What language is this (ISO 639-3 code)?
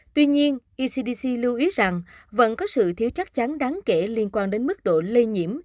vie